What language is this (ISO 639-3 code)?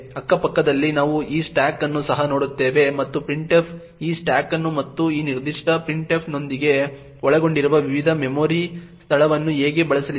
kan